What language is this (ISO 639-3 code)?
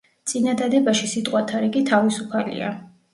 kat